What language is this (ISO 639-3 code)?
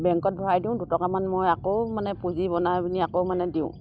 asm